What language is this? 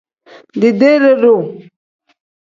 Tem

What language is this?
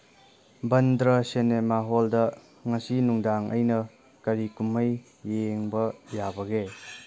Manipuri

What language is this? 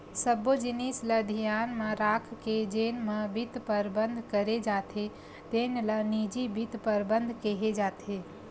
Chhattisgarhi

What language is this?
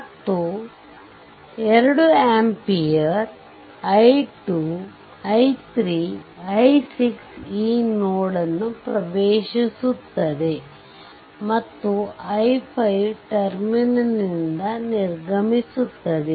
Kannada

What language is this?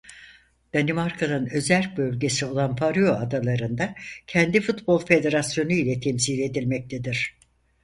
Turkish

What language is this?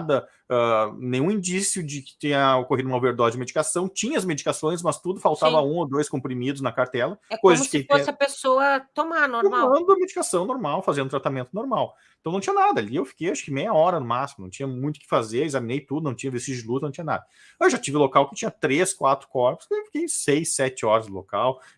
Portuguese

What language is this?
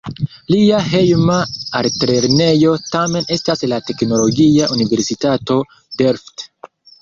Esperanto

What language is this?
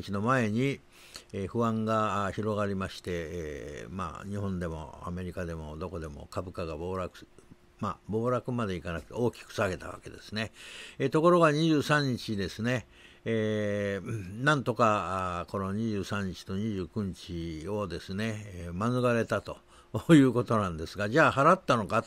Japanese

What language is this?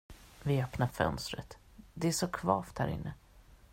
Swedish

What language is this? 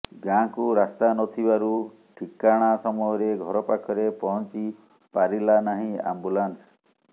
Odia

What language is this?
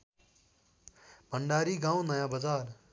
Nepali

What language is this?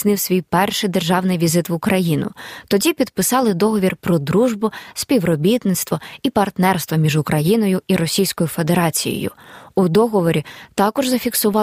Ukrainian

